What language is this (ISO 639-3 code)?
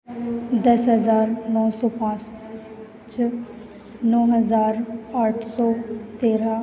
hin